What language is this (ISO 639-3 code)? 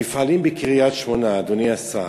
heb